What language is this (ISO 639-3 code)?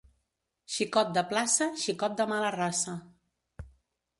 cat